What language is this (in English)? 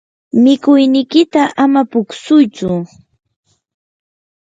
Yanahuanca Pasco Quechua